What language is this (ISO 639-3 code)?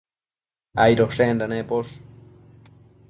mcf